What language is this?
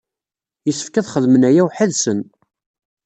Kabyle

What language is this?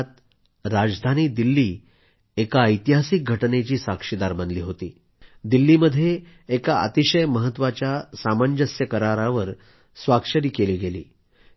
Marathi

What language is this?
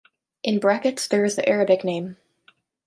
English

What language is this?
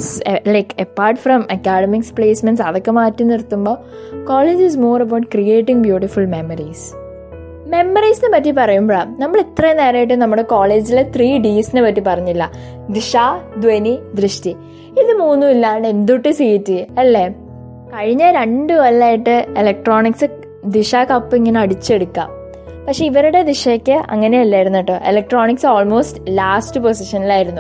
Malayalam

